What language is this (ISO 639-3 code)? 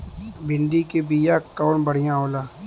bho